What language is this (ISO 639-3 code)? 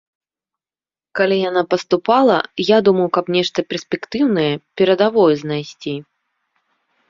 bel